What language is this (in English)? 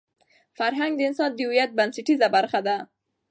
Pashto